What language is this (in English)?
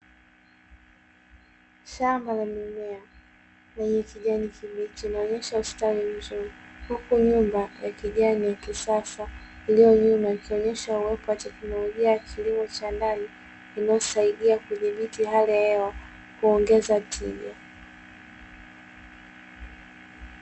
Swahili